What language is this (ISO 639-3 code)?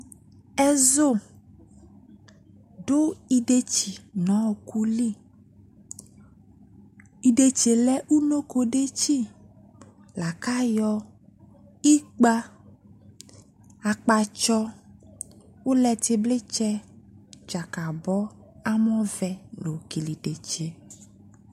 kpo